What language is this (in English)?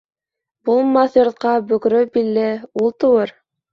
Bashkir